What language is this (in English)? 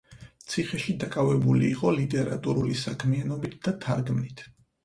Georgian